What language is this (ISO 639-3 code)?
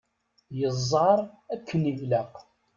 kab